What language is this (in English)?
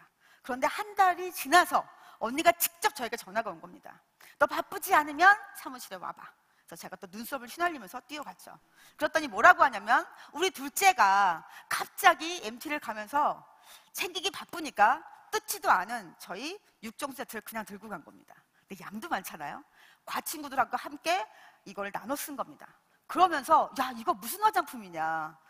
Korean